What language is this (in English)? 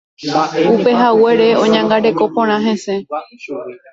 Guarani